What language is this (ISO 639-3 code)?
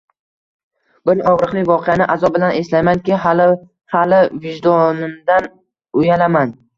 uzb